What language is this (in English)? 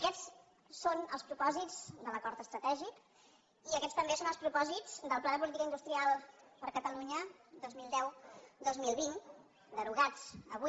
Catalan